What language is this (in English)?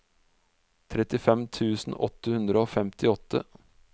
Norwegian